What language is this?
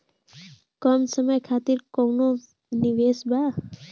Bhojpuri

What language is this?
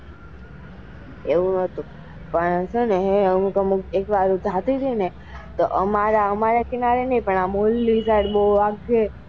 Gujarati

